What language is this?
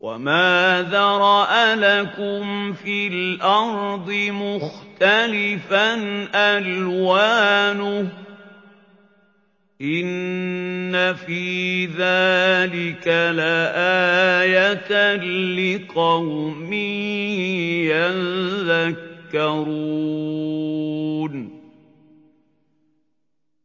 Arabic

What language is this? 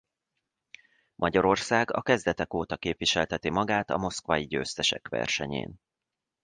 Hungarian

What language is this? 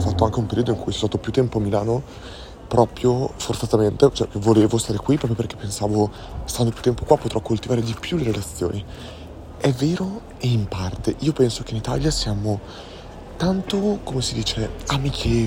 Italian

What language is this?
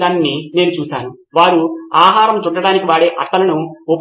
Telugu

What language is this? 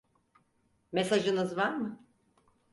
Turkish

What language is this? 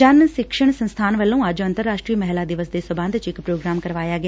Punjabi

